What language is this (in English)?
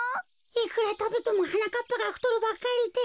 Japanese